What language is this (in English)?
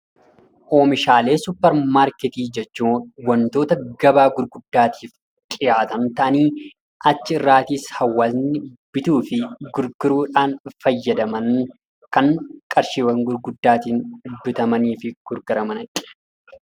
Oromo